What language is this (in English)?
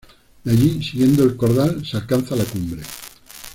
Spanish